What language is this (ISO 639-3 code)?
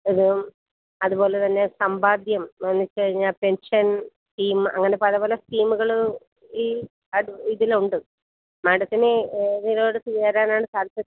mal